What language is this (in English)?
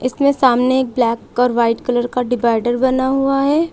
Hindi